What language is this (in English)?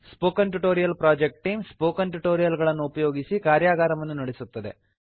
Kannada